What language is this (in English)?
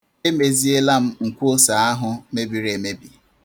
Igbo